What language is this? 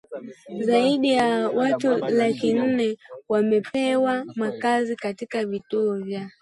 Swahili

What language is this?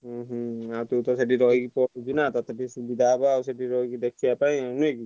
Odia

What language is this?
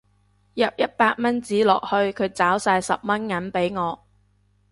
Cantonese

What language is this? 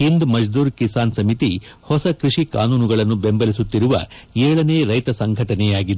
Kannada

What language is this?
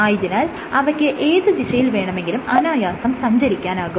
Malayalam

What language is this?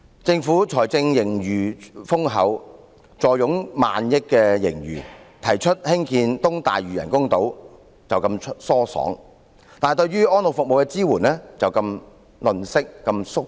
Cantonese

